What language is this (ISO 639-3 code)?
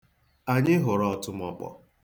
ibo